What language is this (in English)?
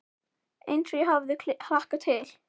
Icelandic